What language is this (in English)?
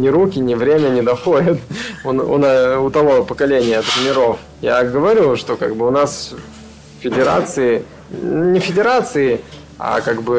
Russian